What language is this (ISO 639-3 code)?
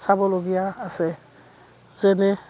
asm